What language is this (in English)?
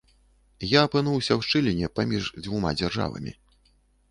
Belarusian